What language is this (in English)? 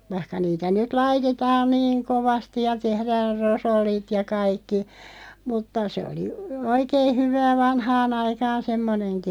Finnish